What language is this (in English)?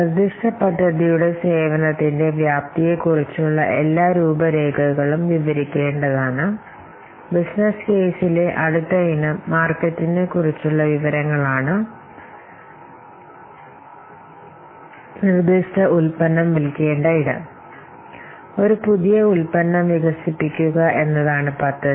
Malayalam